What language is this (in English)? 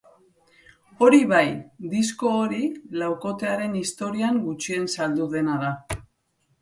Basque